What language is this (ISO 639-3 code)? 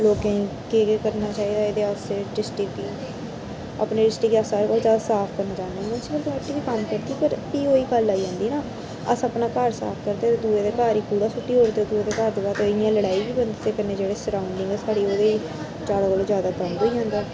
doi